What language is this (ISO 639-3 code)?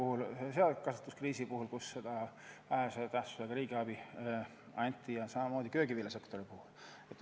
est